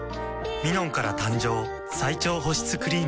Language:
Japanese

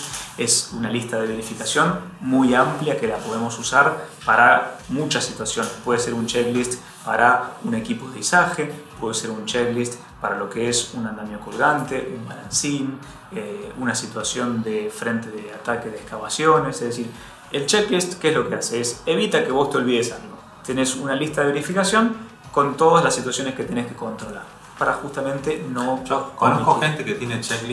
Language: Spanish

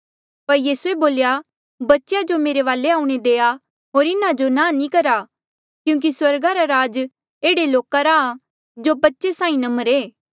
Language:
Mandeali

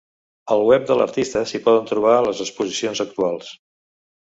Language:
Catalan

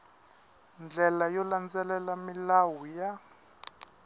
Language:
Tsonga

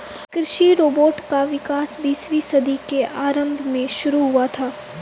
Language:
Hindi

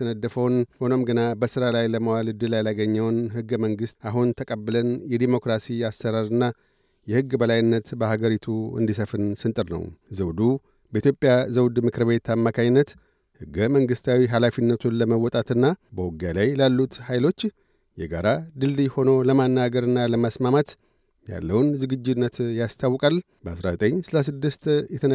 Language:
Amharic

